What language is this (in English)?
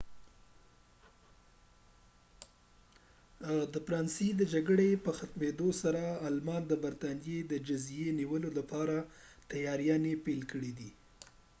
Pashto